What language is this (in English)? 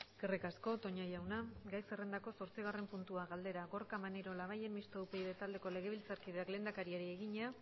Basque